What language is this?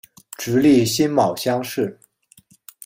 Chinese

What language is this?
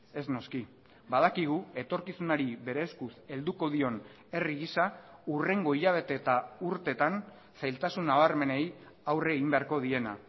Basque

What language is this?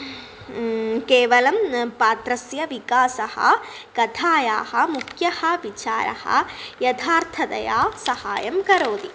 Sanskrit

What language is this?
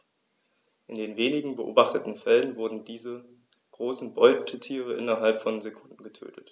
German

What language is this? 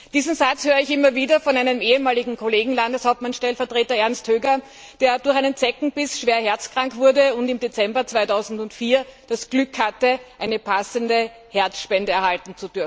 German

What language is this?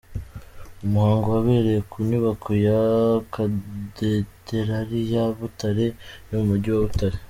Kinyarwanda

